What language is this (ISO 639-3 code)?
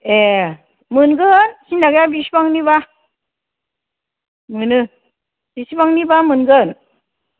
brx